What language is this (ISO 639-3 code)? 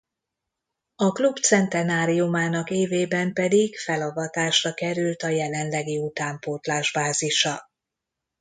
hun